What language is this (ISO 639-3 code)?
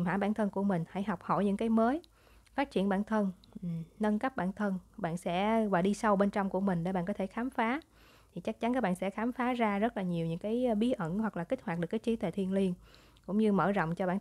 vie